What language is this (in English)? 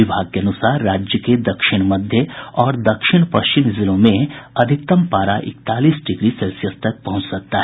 Hindi